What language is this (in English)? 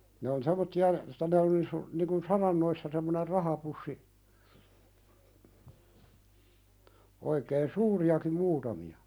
Finnish